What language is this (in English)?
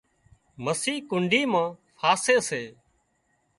Wadiyara Koli